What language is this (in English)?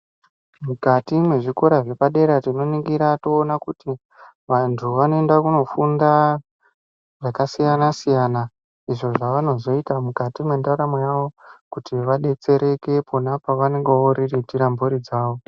Ndau